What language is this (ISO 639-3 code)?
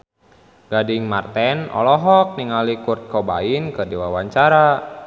sun